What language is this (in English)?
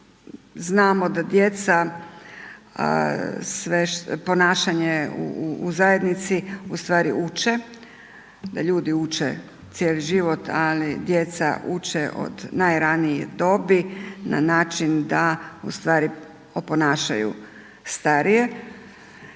Croatian